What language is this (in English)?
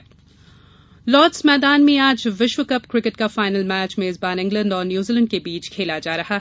Hindi